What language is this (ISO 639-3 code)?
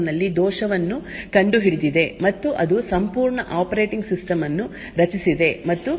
kan